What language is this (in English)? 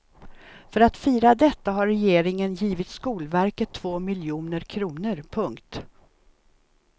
Swedish